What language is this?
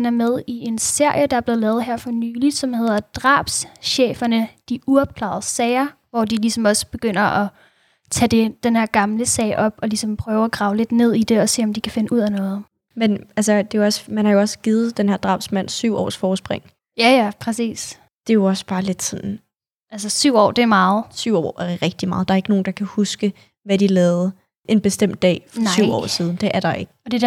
Danish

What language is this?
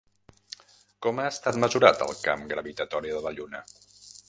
Catalan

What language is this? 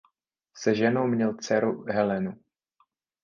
Czech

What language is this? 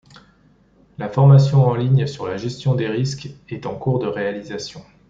French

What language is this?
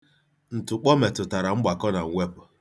Igbo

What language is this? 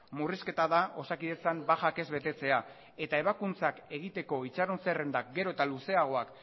Basque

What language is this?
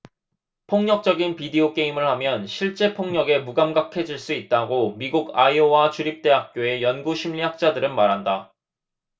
Korean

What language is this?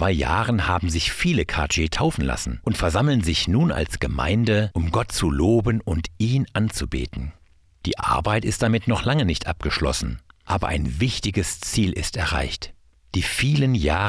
German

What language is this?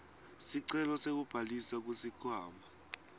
Swati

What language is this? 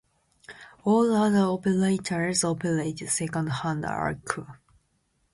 English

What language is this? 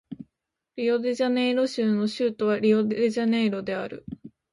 Japanese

